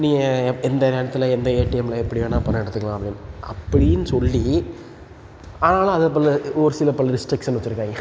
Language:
Tamil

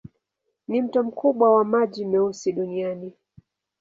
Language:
Swahili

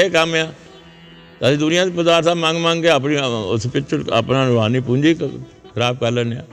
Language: Punjabi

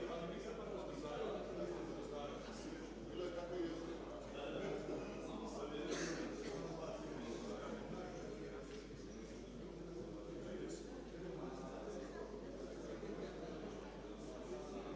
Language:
Croatian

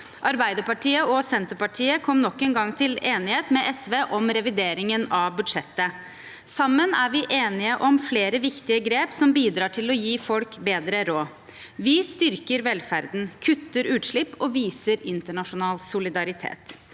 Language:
Norwegian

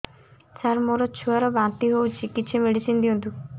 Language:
Odia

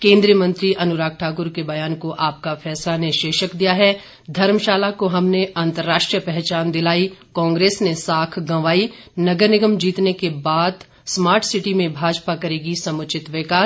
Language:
Hindi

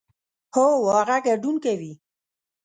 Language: Pashto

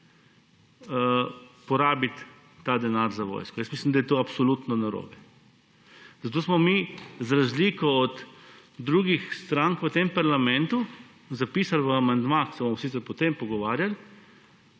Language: Slovenian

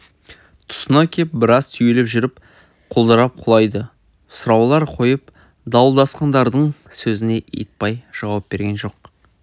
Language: Kazakh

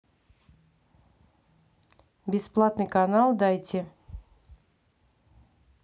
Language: Russian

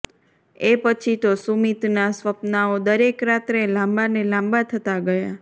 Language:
Gujarati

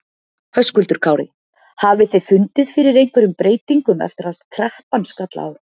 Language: Icelandic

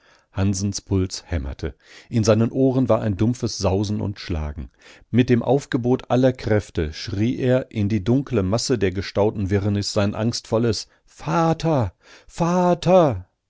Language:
German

